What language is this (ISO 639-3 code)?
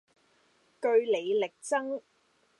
yue